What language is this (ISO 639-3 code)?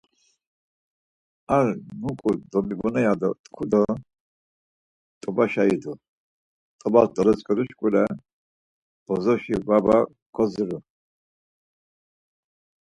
lzz